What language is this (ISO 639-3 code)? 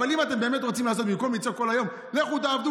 heb